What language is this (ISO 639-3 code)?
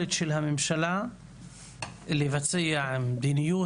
heb